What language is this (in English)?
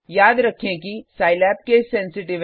Hindi